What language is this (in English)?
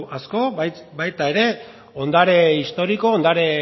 Basque